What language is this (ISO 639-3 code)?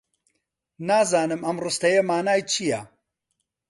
ckb